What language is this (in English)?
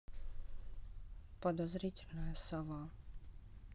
Russian